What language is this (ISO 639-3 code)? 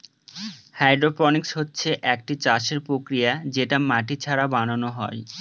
ben